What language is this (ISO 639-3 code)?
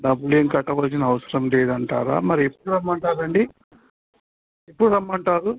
tel